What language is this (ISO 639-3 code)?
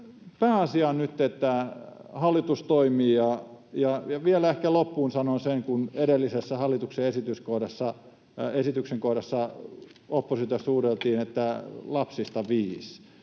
fin